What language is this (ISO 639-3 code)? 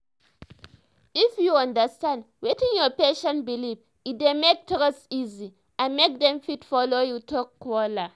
pcm